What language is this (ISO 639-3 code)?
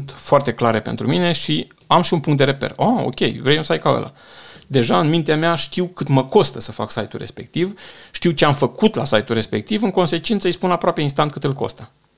ron